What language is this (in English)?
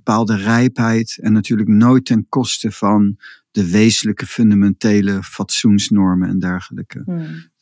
Dutch